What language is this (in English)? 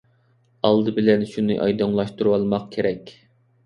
Uyghur